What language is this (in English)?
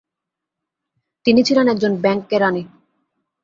Bangla